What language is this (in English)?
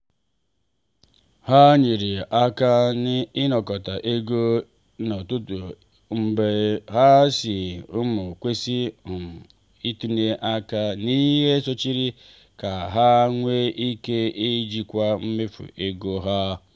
Igbo